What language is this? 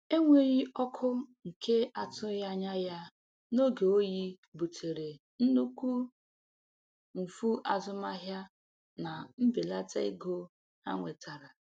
Igbo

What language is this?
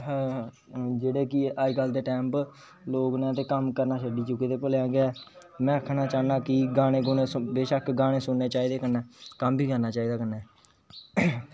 Dogri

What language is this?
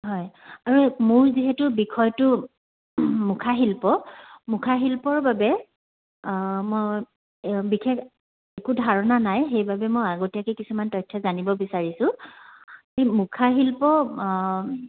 Assamese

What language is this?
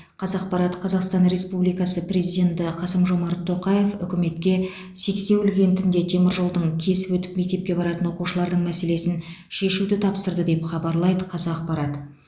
Kazakh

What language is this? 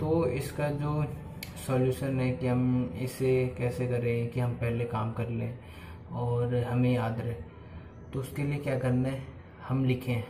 Hindi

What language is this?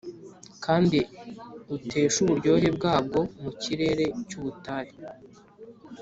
Kinyarwanda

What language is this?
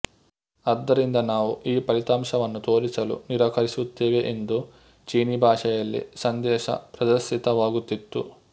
Kannada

